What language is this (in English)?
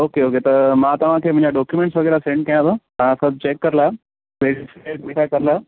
Sindhi